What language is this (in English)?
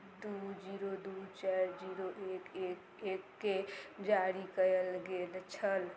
Maithili